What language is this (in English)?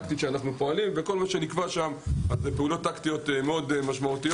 Hebrew